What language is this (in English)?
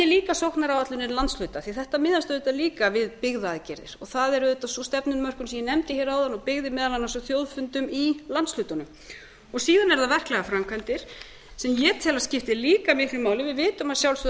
Icelandic